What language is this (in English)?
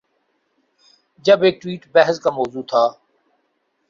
Urdu